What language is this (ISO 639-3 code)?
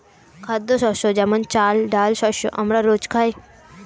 ben